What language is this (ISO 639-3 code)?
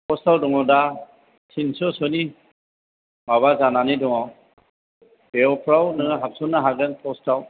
brx